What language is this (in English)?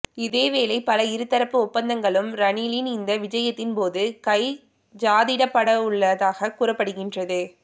Tamil